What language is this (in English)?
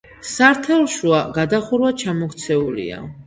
Georgian